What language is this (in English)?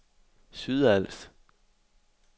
Danish